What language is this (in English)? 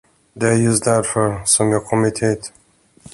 Swedish